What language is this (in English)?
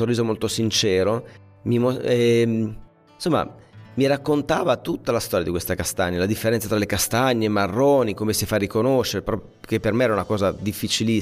Italian